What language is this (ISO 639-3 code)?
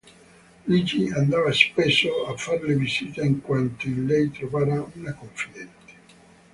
ita